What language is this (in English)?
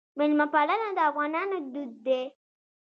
Pashto